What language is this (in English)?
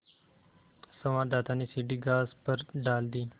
Hindi